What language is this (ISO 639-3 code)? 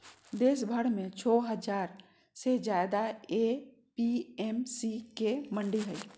mag